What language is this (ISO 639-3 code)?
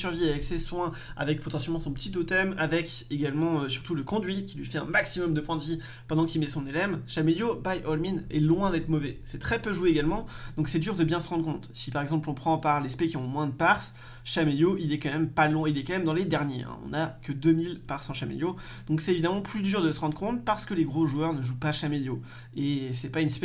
fra